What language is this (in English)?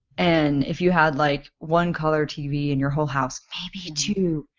English